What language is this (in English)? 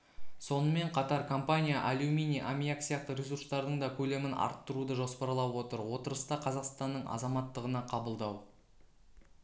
Kazakh